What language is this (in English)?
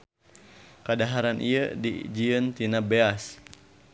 Sundanese